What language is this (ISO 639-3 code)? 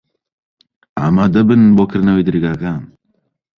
ckb